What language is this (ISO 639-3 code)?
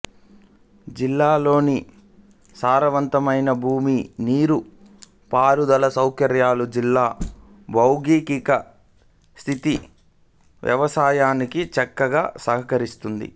tel